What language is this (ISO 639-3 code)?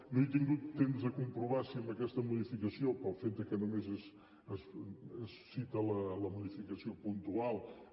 cat